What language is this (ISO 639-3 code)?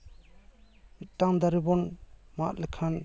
sat